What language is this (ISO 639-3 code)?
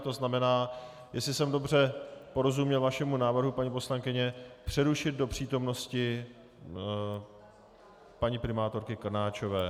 ces